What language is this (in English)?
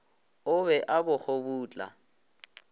Northern Sotho